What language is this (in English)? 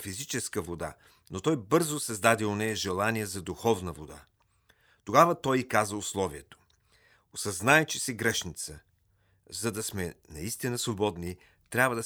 Bulgarian